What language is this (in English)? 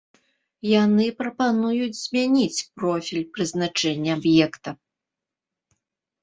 Belarusian